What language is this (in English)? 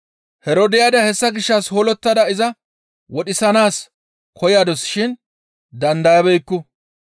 Gamo